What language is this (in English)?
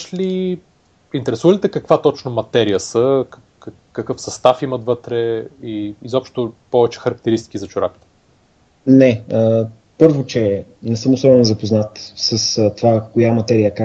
Bulgarian